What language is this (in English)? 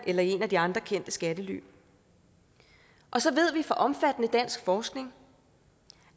Danish